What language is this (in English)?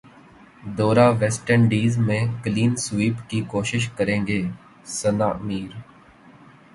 Urdu